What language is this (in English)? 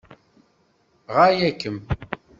Kabyle